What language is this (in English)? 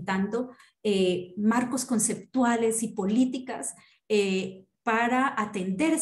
Spanish